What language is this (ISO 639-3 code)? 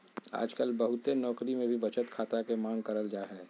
mag